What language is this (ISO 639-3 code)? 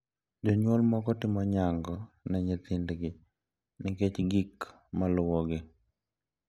luo